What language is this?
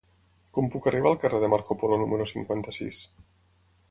Catalan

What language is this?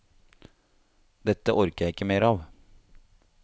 Norwegian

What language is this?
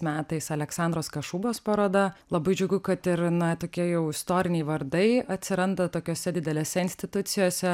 Lithuanian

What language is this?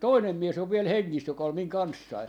Finnish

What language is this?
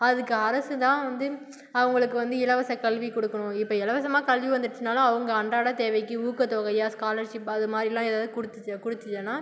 Tamil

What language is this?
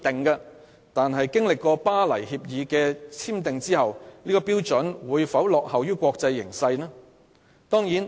Cantonese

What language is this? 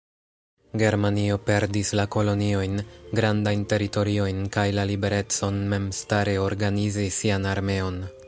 Esperanto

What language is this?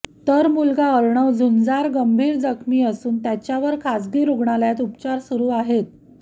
Marathi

